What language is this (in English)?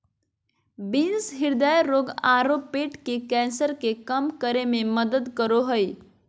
Magahi